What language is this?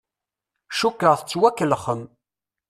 Kabyle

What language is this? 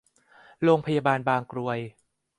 Thai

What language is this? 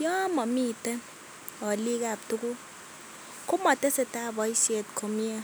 Kalenjin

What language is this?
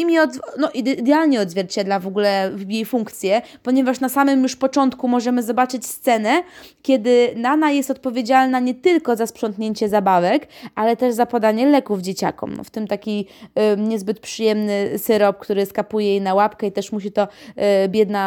Polish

